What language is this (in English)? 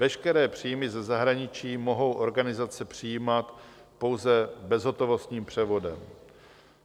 Czech